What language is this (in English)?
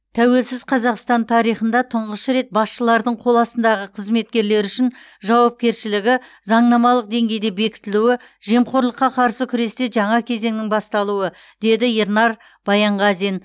Kazakh